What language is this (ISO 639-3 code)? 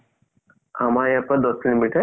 asm